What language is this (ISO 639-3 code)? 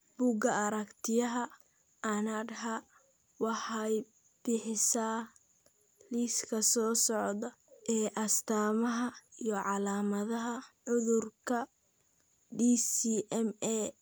som